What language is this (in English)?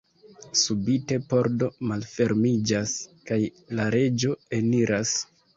Esperanto